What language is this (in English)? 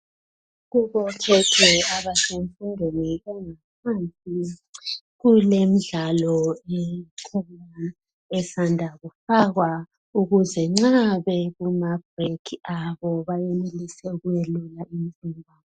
North Ndebele